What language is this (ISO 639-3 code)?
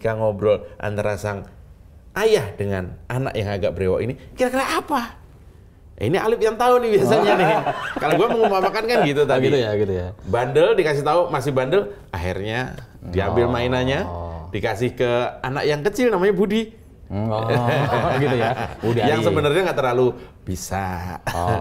ind